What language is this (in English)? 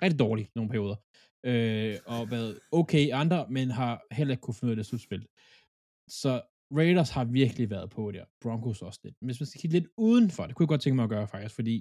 Danish